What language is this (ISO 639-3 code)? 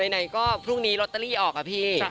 tha